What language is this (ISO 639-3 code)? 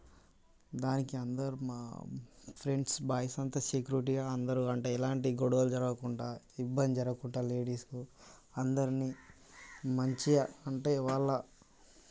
tel